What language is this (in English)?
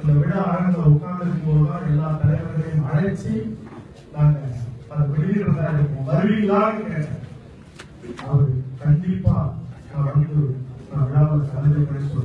Tamil